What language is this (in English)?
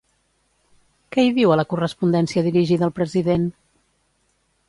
Catalan